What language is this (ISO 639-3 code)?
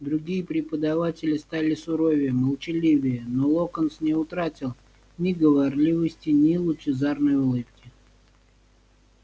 rus